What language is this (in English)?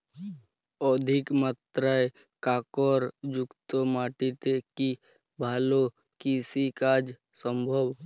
Bangla